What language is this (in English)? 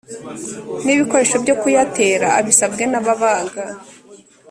Kinyarwanda